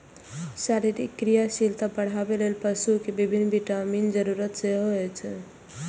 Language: Maithili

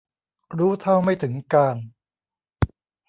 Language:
Thai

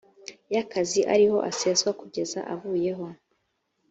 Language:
Kinyarwanda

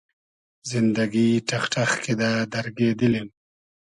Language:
Hazaragi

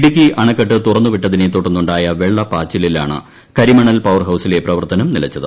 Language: Malayalam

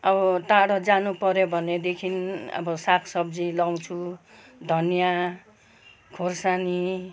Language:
Nepali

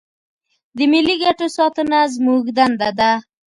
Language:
Pashto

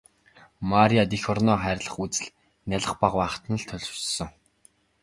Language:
Mongolian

